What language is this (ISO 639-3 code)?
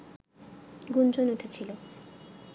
ben